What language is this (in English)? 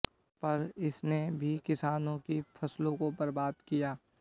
Hindi